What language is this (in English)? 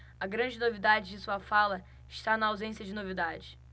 Portuguese